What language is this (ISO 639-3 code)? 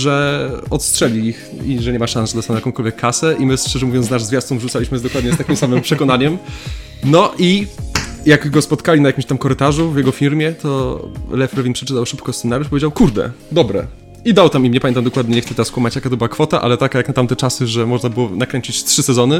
pol